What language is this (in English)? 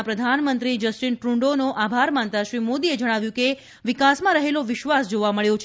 Gujarati